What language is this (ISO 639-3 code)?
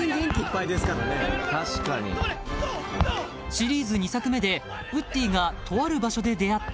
jpn